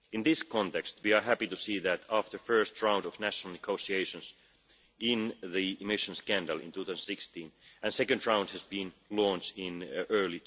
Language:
English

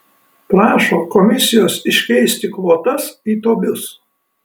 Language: Lithuanian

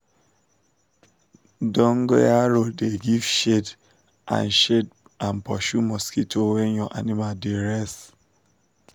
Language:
Nigerian Pidgin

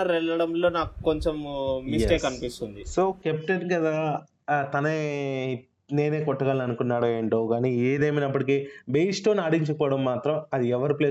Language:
Telugu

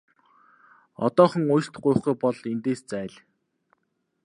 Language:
Mongolian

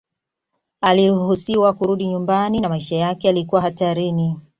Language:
Swahili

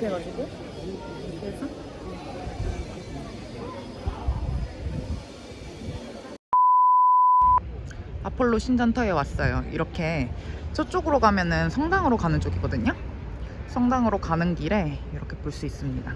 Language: Korean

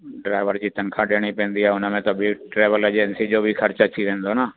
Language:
Sindhi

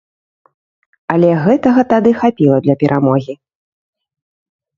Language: Belarusian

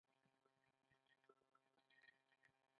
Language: Pashto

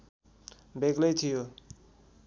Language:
Nepali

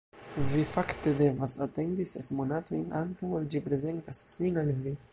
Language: Esperanto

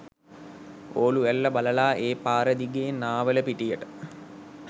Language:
Sinhala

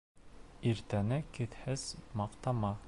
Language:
Bashkir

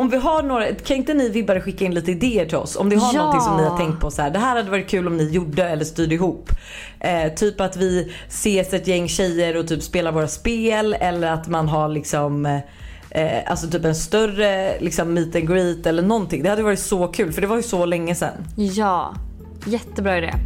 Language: Swedish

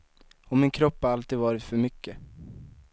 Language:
Swedish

